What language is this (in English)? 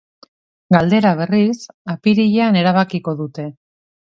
Basque